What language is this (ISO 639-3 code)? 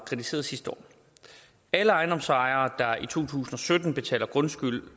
dan